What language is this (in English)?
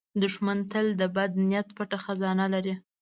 Pashto